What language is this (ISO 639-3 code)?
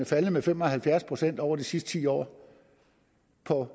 dan